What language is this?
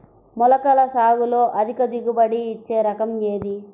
Telugu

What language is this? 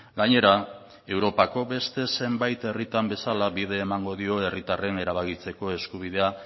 Basque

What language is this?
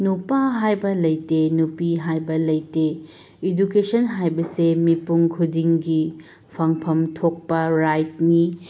Manipuri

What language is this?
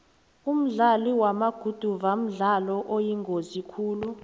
South Ndebele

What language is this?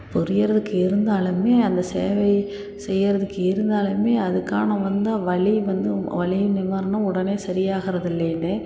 Tamil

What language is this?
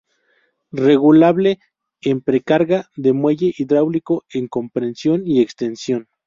Spanish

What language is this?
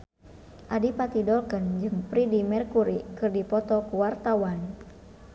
Sundanese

